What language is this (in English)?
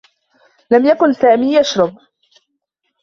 Arabic